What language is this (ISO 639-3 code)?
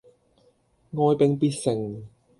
yue